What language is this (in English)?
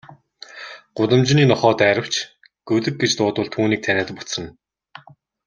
Mongolian